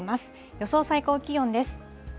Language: Japanese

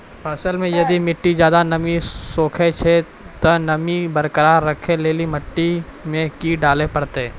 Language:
Maithili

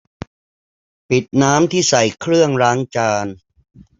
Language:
Thai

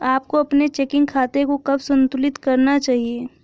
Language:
Hindi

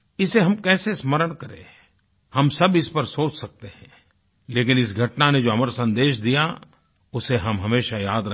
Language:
Hindi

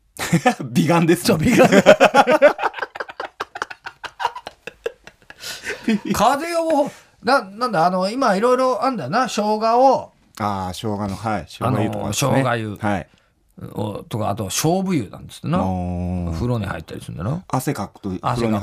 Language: Japanese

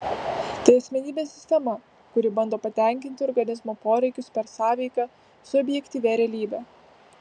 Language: Lithuanian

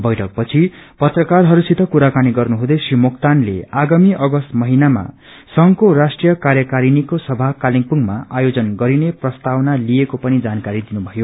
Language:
Nepali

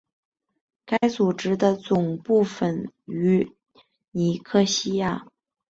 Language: Chinese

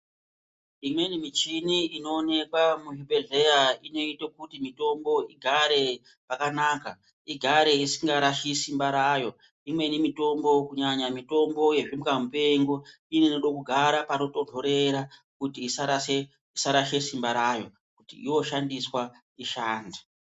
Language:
Ndau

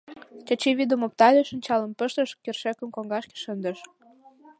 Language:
Mari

